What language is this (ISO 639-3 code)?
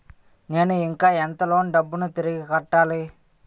tel